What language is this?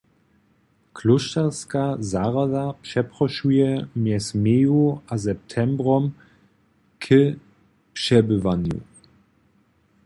Upper Sorbian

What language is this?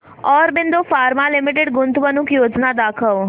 Marathi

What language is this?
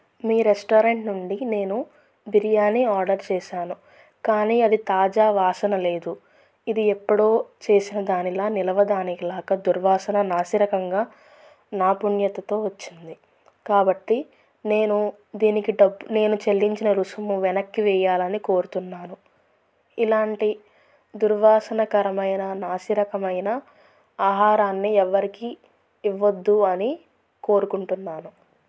Telugu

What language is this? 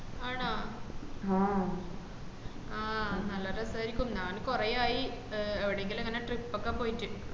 Malayalam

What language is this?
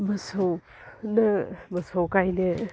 Bodo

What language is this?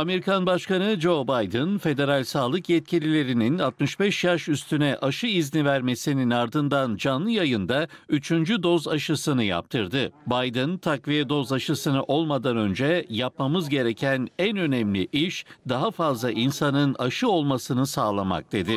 Turkish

